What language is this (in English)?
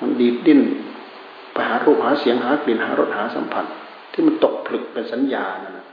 Thai